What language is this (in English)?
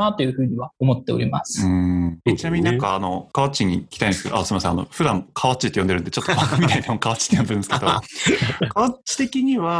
Japanese